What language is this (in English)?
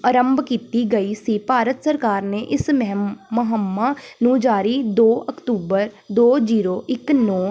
Punjabi